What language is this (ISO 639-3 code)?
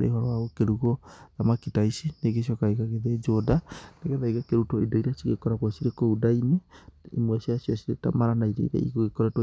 kik